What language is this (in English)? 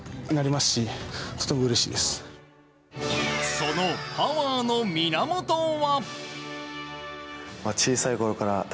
Japanese